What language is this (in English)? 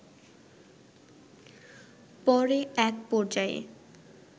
Bangla